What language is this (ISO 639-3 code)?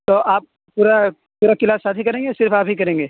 urd